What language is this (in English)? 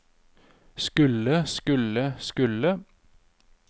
Norwegian